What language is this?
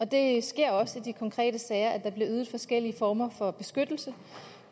Danish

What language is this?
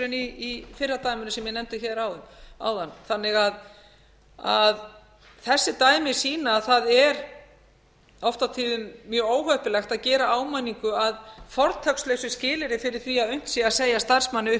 Icelandic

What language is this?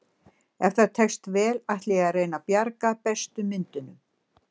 Icelandic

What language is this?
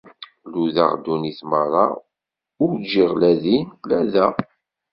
Kabyle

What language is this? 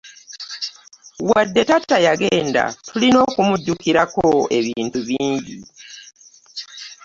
Ganda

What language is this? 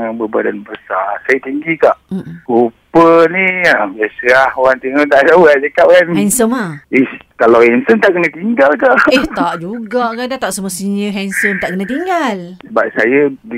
Malay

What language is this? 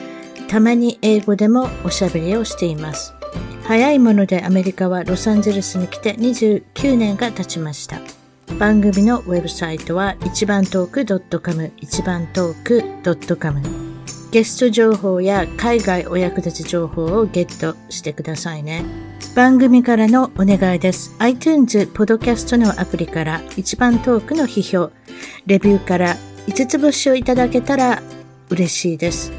Japanese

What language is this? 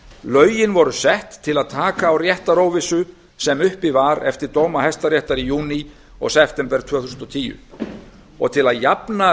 Icelandic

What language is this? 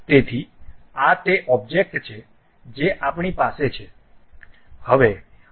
Gujarati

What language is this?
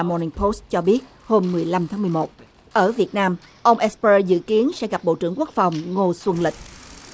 Vietnamese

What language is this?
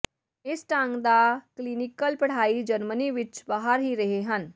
Punjabi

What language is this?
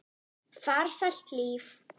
Icelandic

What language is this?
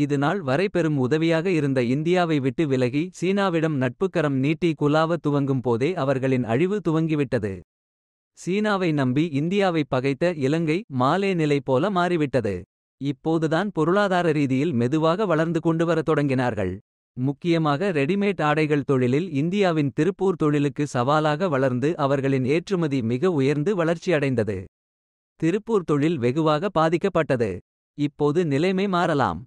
Tamil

